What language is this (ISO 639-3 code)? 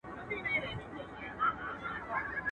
pus